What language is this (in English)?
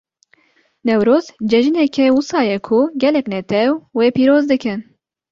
Kurdish